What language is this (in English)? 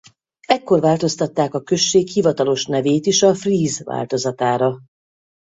Hungarian